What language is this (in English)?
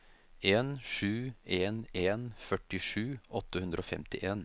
Norwegian